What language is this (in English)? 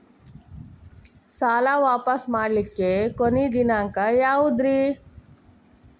Kannada